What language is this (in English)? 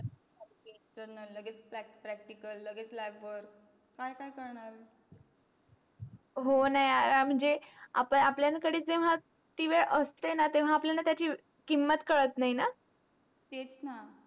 Marathi